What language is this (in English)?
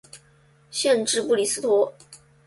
Chinese